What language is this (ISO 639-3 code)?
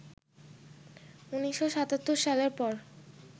ben